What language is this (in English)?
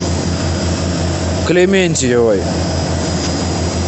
Russian